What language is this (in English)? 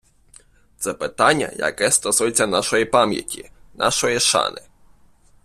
Ukrainian